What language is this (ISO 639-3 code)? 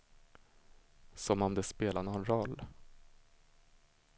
swe